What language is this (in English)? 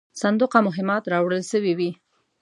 Pashto